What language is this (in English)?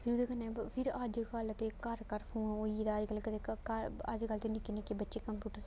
Dogri